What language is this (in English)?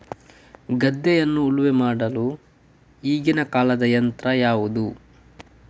Kannada